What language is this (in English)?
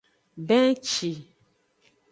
Aja (Benin)